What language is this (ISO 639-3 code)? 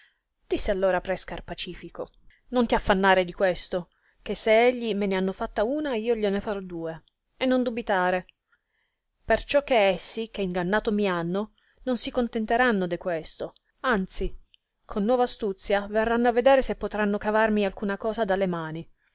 ita